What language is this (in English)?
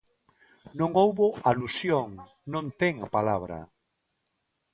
Galician